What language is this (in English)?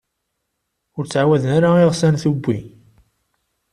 Kabyle